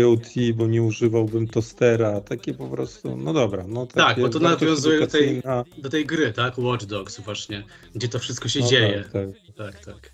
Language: Polish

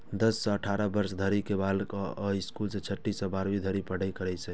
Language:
Maithili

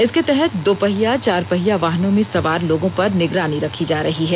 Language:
Hindi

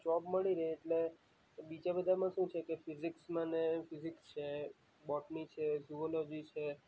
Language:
Gujarati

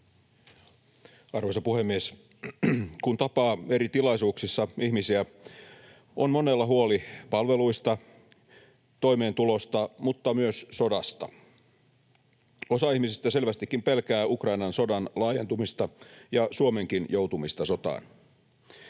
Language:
Finnish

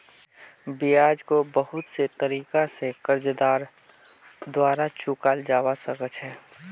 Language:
Magahi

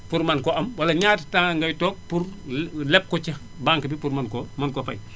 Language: Wolof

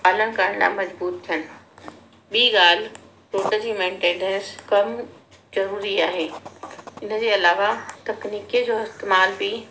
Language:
Sindhi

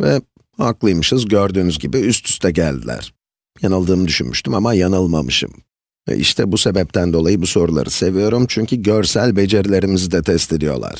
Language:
Turkish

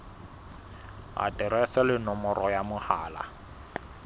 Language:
Southern Sotho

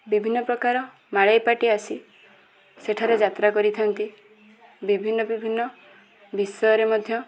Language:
Odia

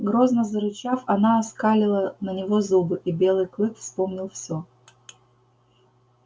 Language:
Russian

